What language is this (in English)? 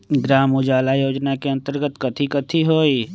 Magahi